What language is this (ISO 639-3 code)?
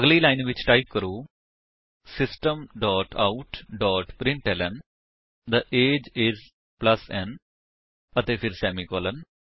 pan